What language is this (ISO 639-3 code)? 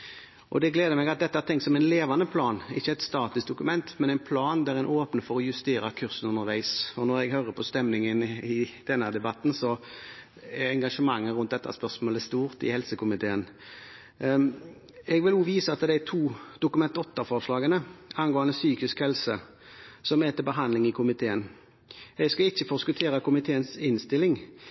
nob